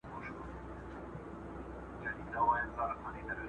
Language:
Pashto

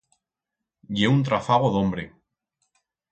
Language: Aragonese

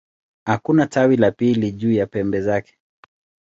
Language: Swahili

